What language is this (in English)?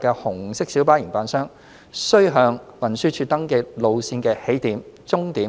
Cantonese